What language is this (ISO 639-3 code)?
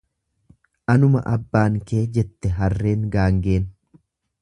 orm